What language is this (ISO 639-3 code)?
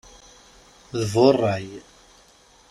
kab